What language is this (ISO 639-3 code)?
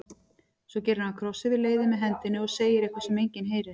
isl